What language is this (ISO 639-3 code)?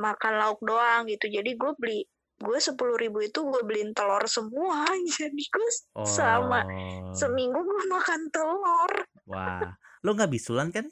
ind